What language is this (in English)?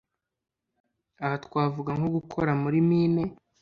Kinyarwanda